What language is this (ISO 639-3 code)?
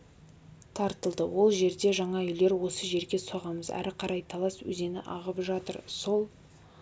kaz